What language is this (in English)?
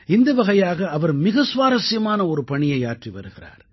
Tamil